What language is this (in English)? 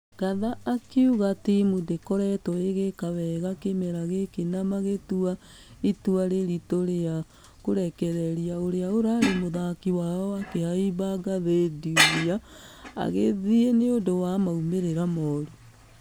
Kikuyu